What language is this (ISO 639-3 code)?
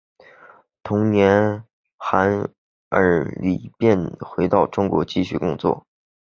zho